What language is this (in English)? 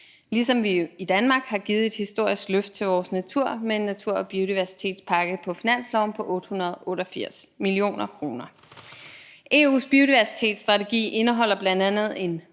Danish